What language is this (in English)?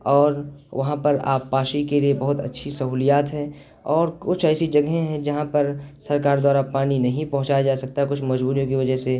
Urdu